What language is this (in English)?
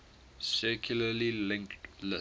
English